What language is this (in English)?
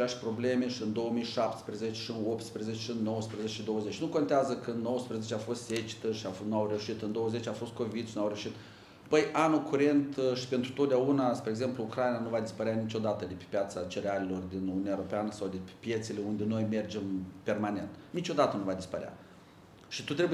Romanian